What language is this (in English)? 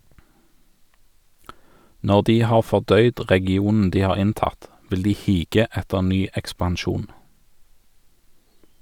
Norwegian